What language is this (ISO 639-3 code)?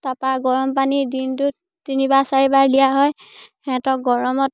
asm